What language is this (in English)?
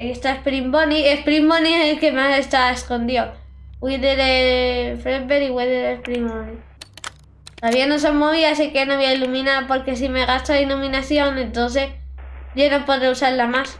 Spanish